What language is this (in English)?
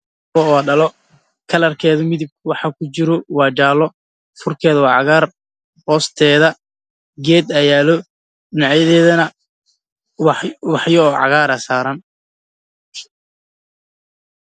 Somali